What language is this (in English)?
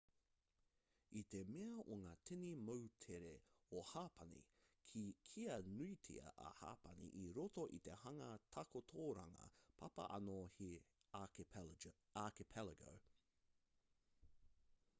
Māori